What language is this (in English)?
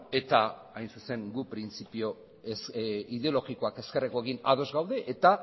Basque